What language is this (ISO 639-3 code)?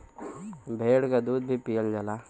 bho